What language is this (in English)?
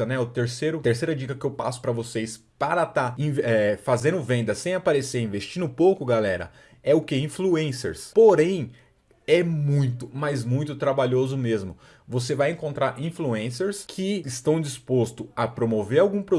Portuguese